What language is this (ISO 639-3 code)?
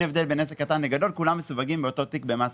heb